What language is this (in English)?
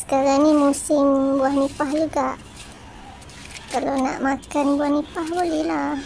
Malay